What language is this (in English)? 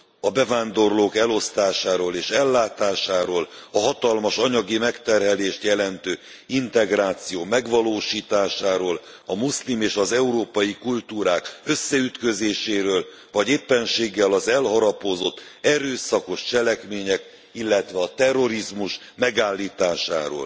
Hungarian